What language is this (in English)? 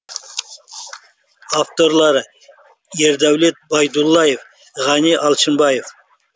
Kazakh